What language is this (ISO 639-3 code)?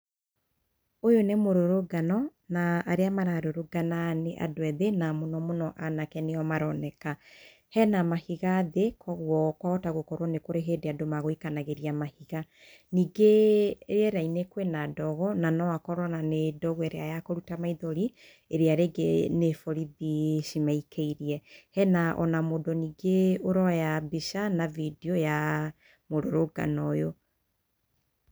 kik